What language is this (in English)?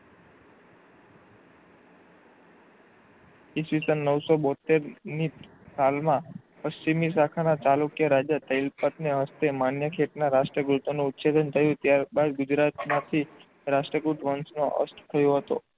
Gujarati